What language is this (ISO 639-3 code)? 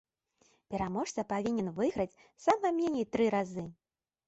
bel